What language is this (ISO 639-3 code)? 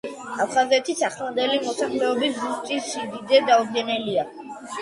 kat